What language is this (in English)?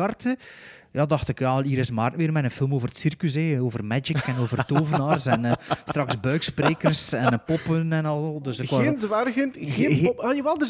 Dutch